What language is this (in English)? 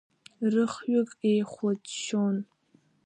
Abkhazian